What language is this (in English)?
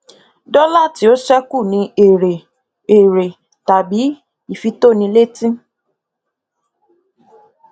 Yoruba